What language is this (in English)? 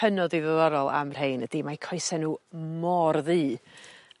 Welsh